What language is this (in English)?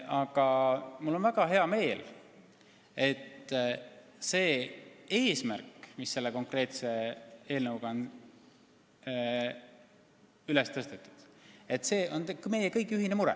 Estonian